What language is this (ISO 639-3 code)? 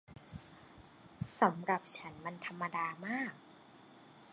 tha